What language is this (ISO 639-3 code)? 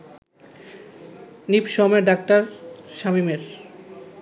ben